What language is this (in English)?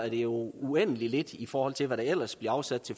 Danish